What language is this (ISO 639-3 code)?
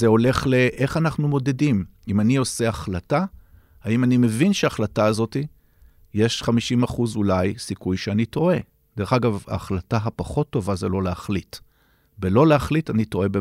heb